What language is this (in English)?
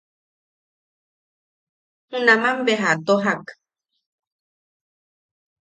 Yaqui